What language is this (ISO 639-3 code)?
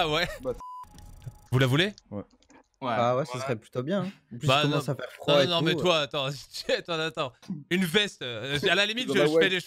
fra